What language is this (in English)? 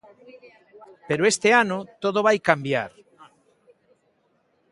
Galician